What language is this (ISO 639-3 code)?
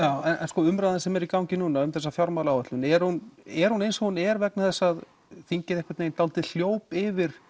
isl